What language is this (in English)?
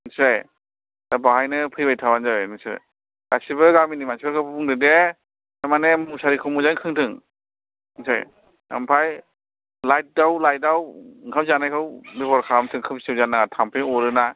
Bodo